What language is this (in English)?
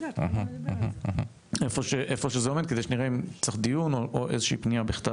Hebrew